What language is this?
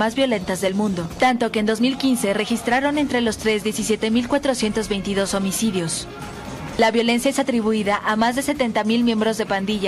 Spanish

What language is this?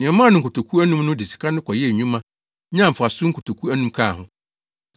Akan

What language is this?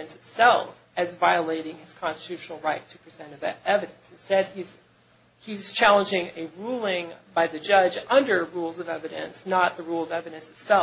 English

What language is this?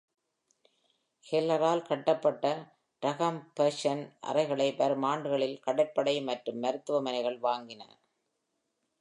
Tamil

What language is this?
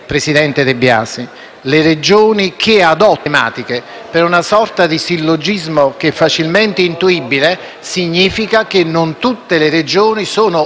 Italian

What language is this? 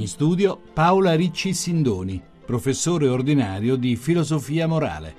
Italian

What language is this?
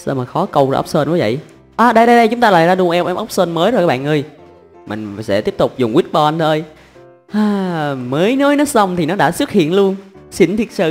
Vietnamese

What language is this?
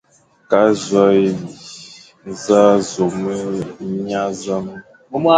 Fang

